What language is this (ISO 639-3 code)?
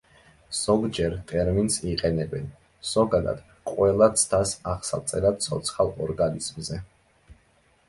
kat